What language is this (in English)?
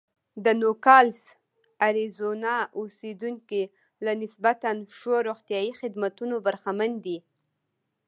Pashto